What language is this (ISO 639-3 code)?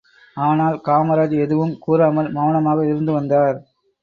tam